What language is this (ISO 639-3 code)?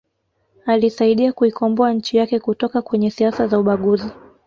swa